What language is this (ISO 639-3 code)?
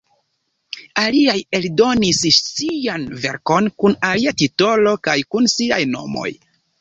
epo